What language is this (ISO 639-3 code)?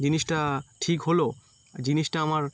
ben